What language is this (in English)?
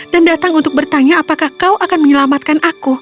Indonesian